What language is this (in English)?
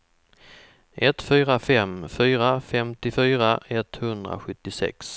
Swedish